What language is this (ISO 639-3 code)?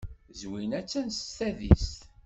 kab